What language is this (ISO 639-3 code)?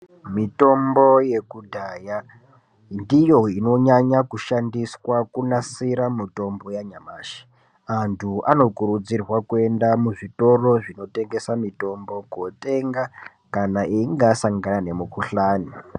ndc